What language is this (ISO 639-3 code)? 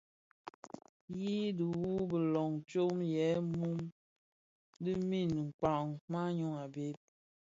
ksf